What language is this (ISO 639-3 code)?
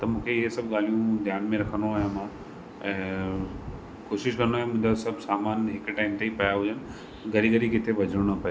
snd